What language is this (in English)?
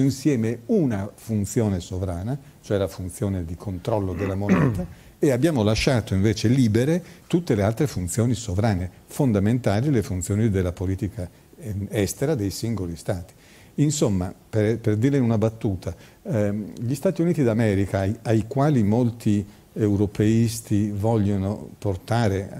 Italian